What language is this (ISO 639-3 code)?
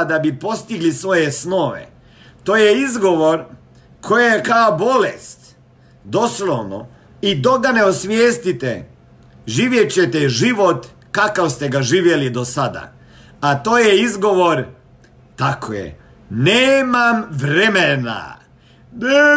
hrv